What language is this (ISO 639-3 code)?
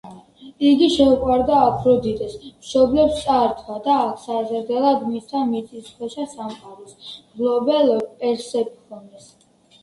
kat